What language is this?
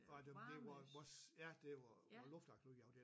Danish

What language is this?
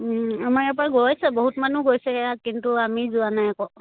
Assamese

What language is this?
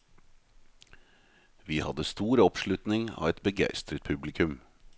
Norwegian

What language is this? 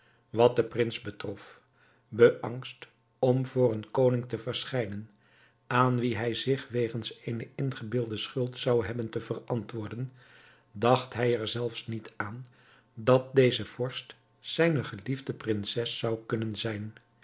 Dutch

